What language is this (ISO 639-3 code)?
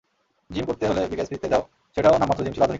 ben